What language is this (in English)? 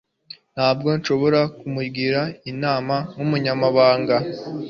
Kinyarwanda